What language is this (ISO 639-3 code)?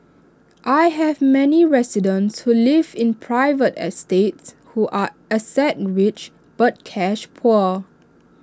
eng